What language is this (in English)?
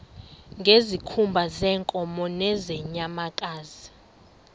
Xhosa